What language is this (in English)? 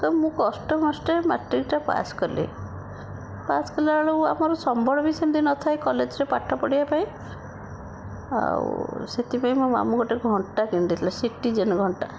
Odia